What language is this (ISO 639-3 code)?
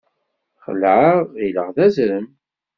kab